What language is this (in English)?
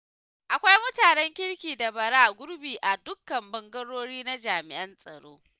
Hausa